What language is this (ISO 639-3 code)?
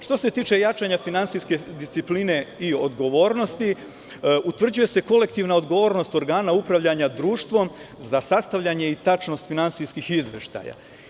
srp